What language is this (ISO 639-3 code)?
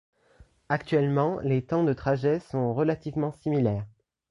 fra